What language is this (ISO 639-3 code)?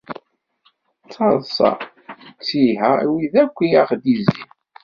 kab